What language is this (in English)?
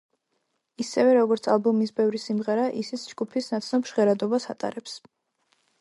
Georgian